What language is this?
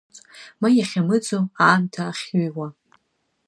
Abkhazian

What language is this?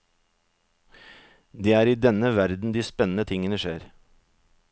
Norwegian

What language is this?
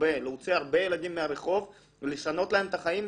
Hebrew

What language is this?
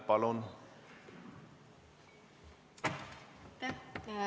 Estonian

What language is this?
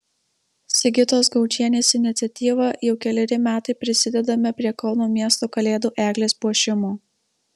Lithuanian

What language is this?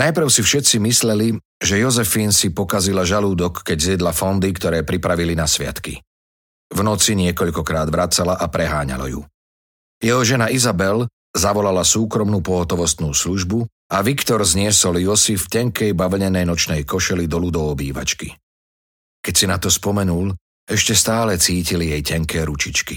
Slovak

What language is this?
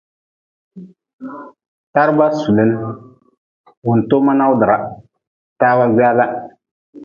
Nawdm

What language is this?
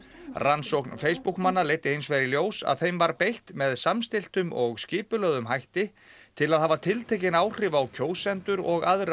Icelandic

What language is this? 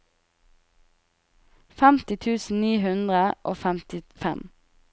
Norwegian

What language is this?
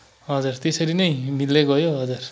Nepali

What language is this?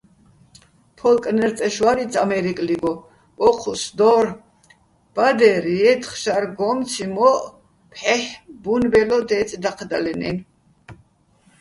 Bats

